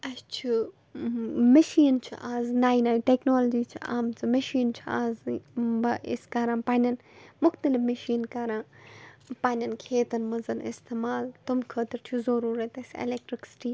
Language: Kashmiri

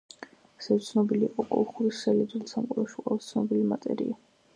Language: Georgian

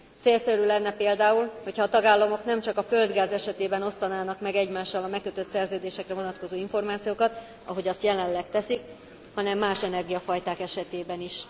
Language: Hungarian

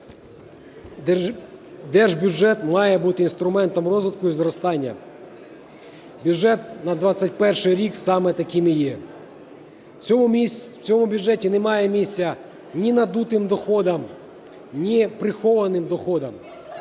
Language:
Ukrainian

